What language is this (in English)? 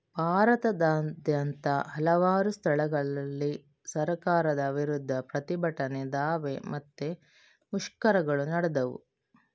Kannada